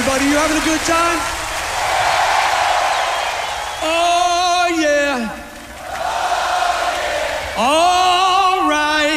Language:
Hebrew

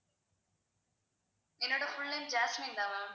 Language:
Tamil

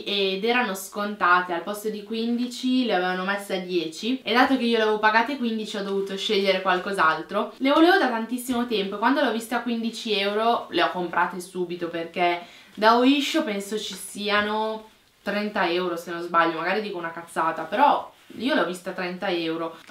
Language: Italian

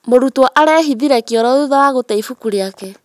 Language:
Kikuyu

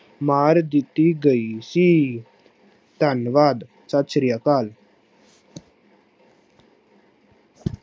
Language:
Punjabi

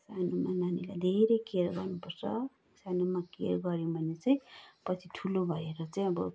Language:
Nepali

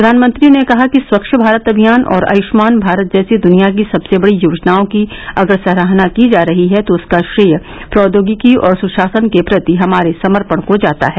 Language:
Hindi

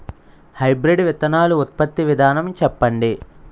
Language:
Telugu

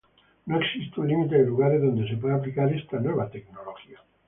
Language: Spanish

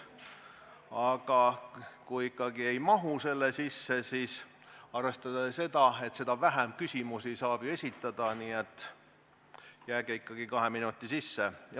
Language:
Estonian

